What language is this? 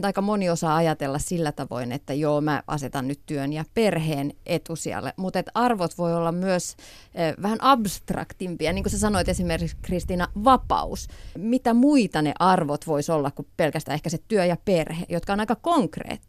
Finnish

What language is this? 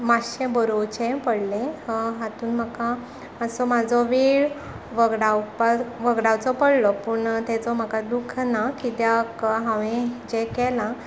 Konkani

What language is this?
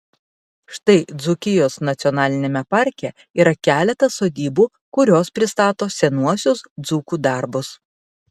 Lithuanian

